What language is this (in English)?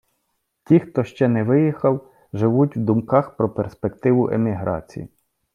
Ukrainian